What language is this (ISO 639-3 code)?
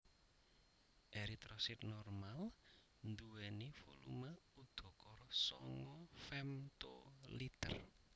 jav